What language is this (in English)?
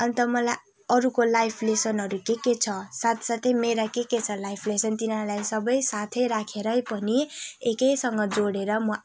Nepali